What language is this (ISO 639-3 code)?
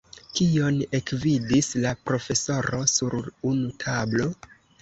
epo